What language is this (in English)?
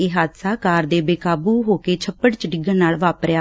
Punjabi